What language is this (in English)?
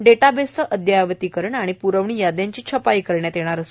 Marathi